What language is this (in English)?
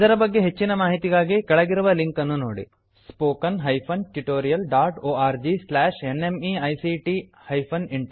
Kannada